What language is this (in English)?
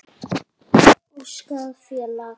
Icelandic